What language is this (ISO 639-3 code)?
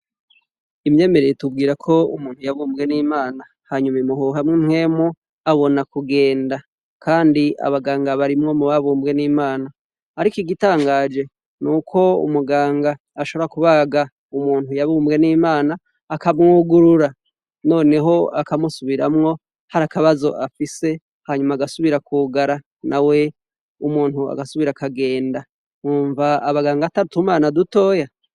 run